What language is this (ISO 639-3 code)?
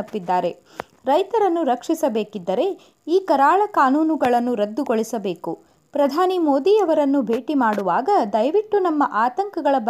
kan